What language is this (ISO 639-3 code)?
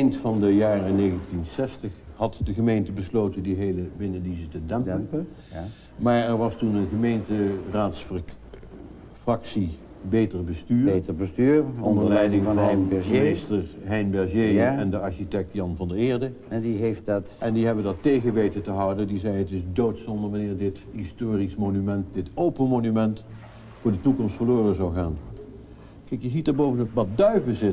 nld